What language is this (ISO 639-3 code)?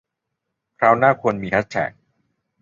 tha